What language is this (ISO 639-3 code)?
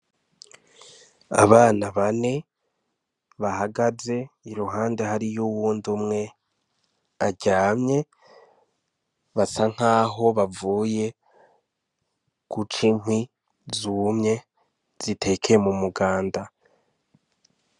run